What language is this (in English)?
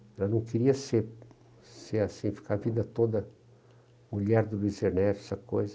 Portuguese